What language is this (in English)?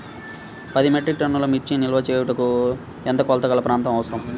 Telugu